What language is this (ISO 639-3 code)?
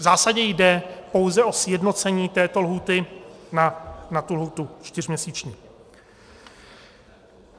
ces